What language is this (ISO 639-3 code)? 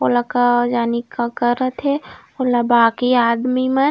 hne